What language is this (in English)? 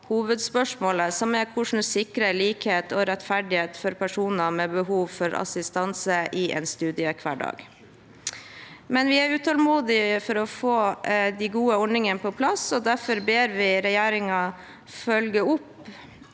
Norwegian